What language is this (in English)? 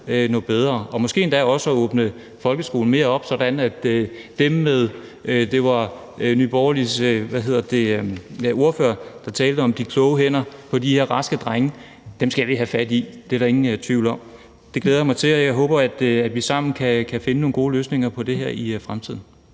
Danish